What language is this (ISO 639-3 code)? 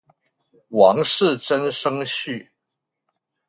zho